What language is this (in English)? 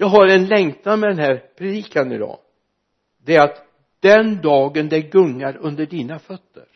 Swedish